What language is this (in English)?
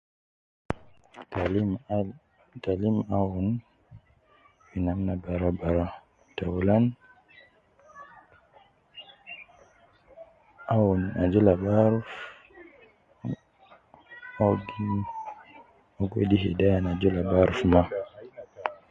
Nubi